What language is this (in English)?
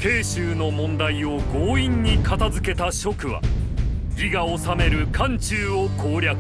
Japanese